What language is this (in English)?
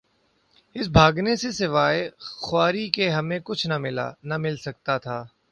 Urdu